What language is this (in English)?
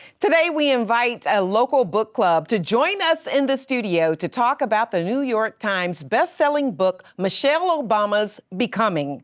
English